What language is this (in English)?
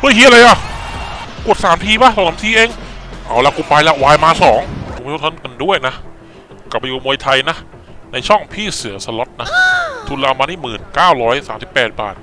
Thai